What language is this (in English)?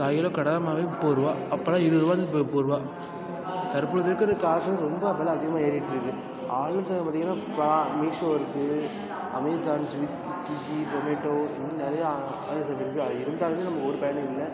Tamil